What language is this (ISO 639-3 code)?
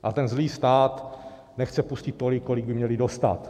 ces